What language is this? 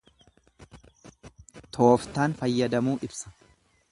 Oromo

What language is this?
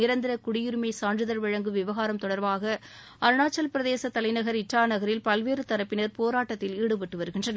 Tamil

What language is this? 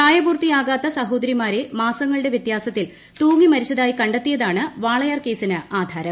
Malayalam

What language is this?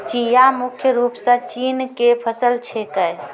Maithili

